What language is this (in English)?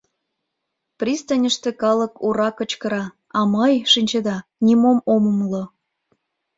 Mari